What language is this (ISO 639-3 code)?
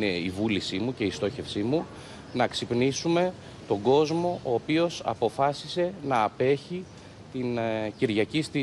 ell